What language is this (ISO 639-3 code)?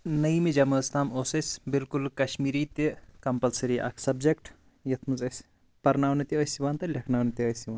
kas